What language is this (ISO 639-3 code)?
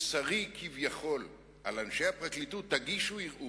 heb